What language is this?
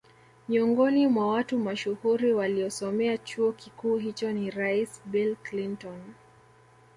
Swahili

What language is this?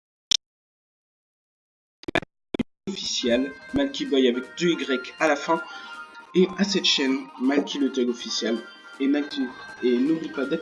French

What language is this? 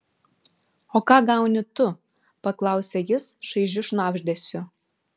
Lithuanian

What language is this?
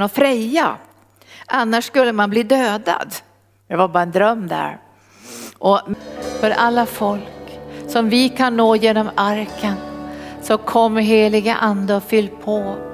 Swedish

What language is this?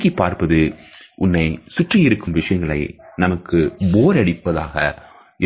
Tamil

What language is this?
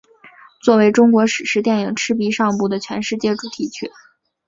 Chinese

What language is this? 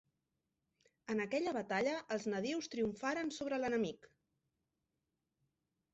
Catalan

